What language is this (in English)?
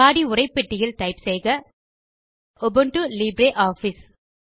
Tamil